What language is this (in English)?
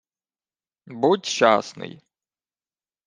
Ukrainian